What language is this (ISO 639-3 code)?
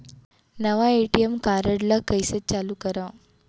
hne